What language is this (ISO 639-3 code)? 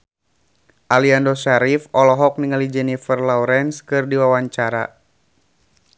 sun